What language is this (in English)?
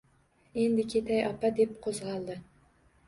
Uzbek